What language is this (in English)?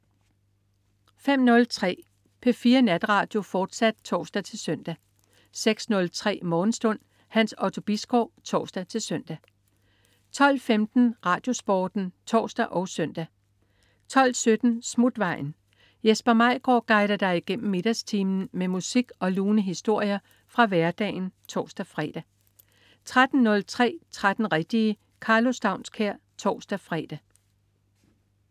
Danish